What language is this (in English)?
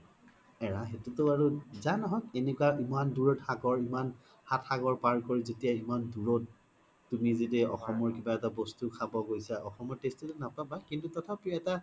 Assamese